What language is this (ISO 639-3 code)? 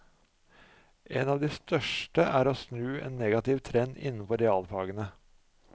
nor